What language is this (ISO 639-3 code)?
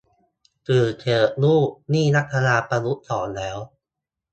tha